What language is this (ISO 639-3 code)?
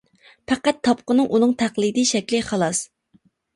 uig